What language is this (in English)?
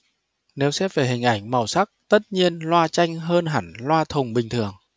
Vietnamese